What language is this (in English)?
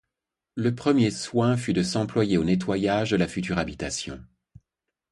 French